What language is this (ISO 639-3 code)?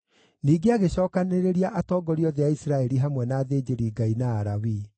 kik